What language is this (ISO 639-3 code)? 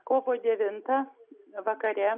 lit